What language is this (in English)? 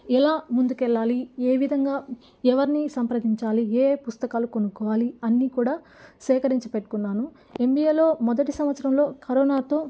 Telugu